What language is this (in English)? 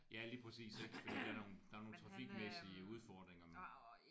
Danish